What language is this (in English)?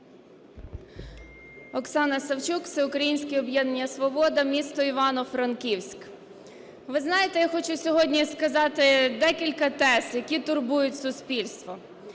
Ukrainian